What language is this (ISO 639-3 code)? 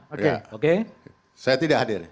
ind